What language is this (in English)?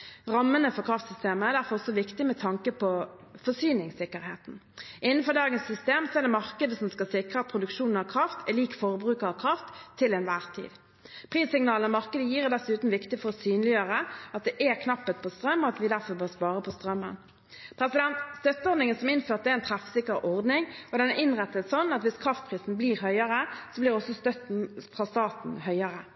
Norwegian Bokmål